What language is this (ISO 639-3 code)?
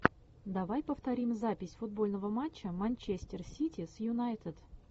rus